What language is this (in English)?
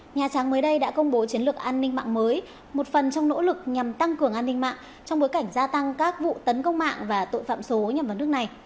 Vietnamese